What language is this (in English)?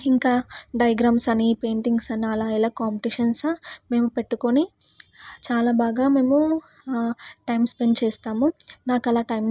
Telugu